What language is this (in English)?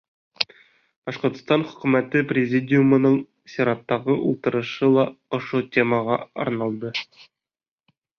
Bashkir